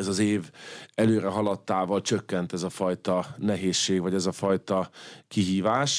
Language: Hungarian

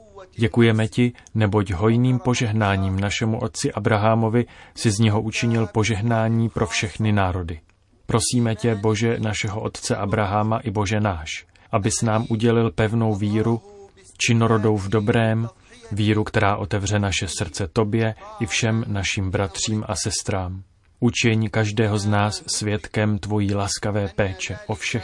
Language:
Czech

